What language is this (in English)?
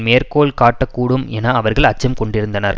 Tamil